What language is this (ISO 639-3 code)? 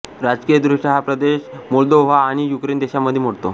mar